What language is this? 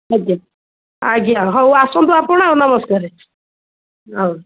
Odia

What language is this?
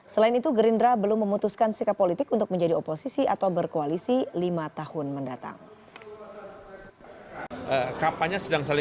Indonesian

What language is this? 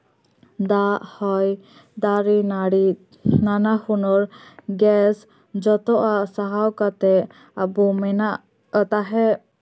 Santali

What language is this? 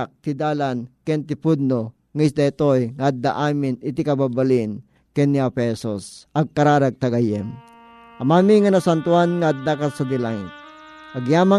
Filipino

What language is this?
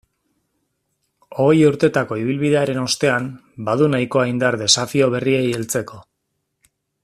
Basque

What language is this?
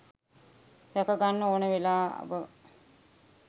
Sinhala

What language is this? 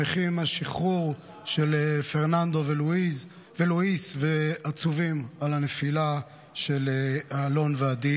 Hebrew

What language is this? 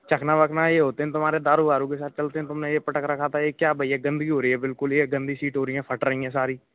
Hindi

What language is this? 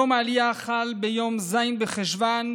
Hebrew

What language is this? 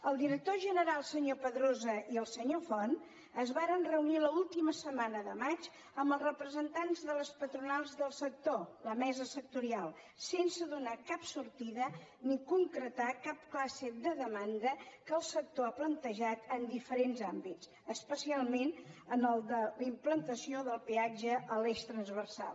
Catalan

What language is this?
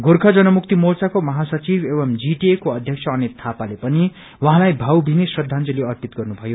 Nepali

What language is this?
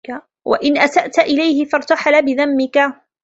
Arabic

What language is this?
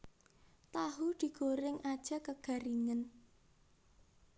Javanese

